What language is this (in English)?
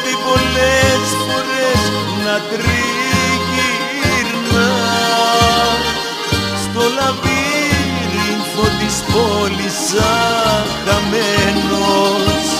Greek